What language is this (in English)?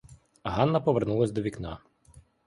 Ukrainian